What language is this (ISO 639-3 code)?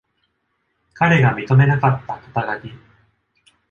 jpn